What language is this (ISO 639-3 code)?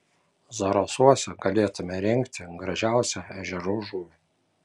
lit